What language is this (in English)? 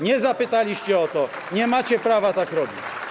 Polish